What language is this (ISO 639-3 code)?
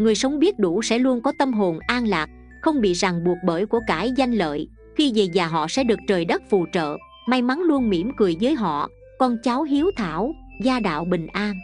vie